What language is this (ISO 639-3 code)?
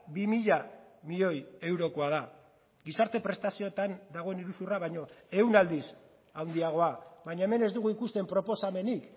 eus